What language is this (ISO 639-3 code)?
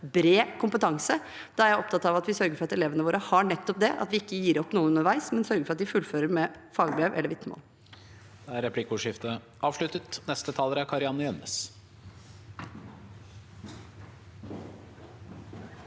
nor